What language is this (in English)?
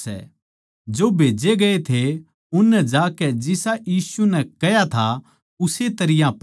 Haryanvi